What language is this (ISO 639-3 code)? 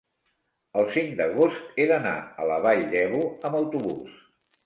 cat